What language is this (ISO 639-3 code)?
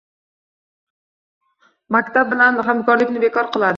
uzb